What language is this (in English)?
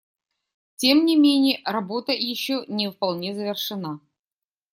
Russian